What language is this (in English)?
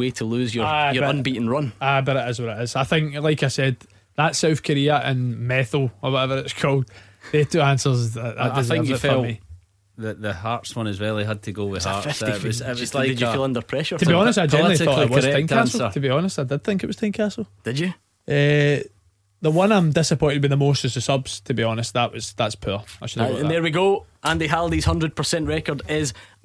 English